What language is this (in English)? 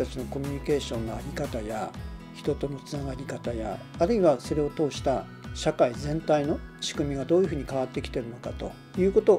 Japanese